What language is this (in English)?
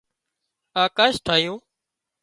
Wadiyara Koli